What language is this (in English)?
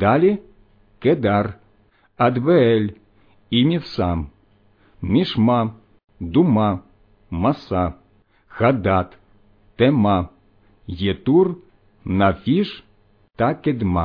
Ukrainian